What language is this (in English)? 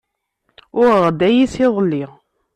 Kabyle